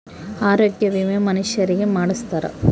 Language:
Kannada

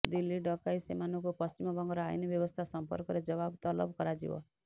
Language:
Odia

